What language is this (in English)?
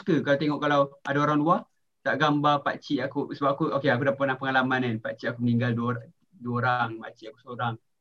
Malay